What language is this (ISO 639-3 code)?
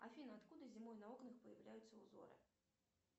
rus